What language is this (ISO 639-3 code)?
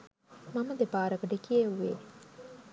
sin